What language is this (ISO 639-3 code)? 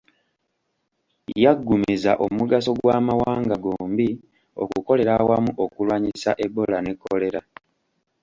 lug